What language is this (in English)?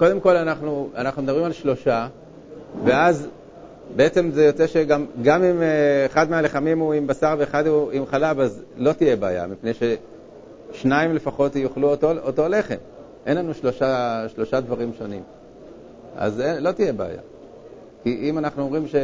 Hebrew